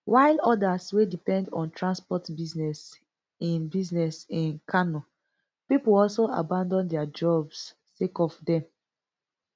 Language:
Nigerian Pidgin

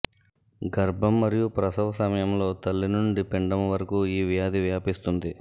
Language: Telugu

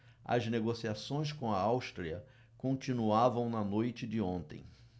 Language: Portuguese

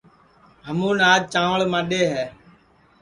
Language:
Sansi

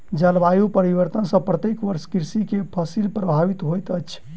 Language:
Maithili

